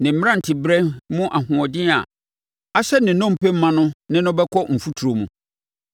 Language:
Akan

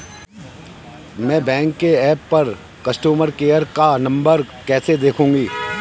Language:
Hindi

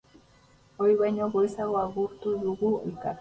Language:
Basque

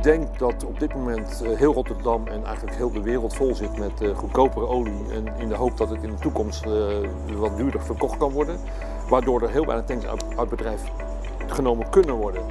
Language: Dutch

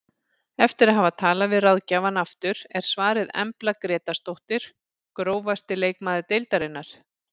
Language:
Icelandic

